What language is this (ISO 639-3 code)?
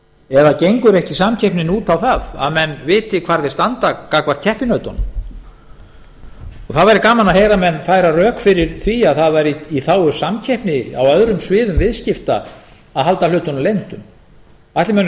isl